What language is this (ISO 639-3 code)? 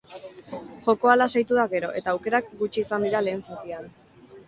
eus